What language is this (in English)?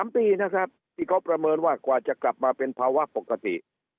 Thai